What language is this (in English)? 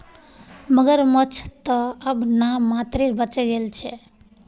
Magahi